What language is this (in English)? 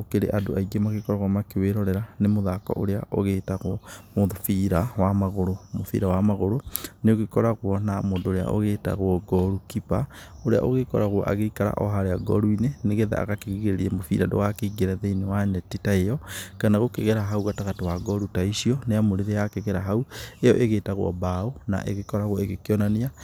Kikuyu